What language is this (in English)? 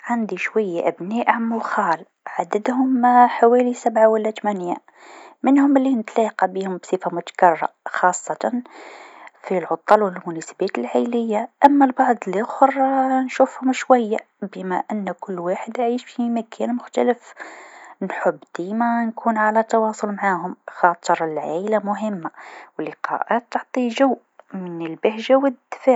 Tunisian Arabic